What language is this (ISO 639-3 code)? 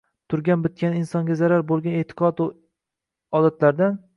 uzb